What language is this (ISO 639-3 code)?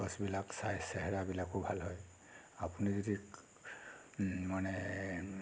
asm